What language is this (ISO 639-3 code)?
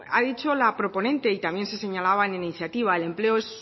spa